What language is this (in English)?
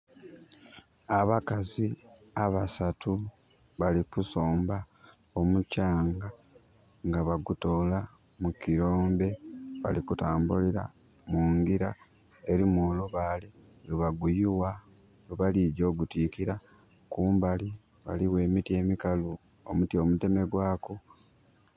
Soga